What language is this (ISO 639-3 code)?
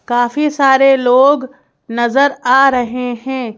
hin